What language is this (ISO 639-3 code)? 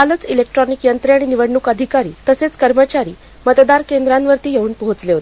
mar